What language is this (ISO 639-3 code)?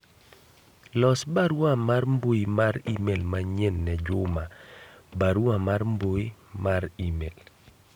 luo